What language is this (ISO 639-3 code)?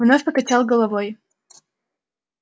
rus